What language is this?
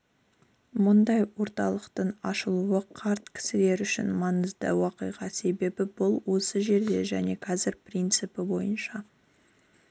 Kazakh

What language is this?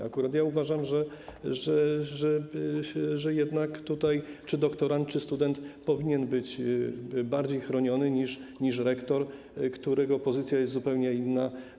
Polish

